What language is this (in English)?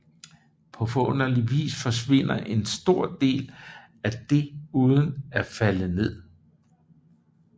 Danish